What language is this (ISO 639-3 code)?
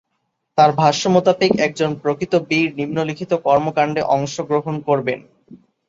ben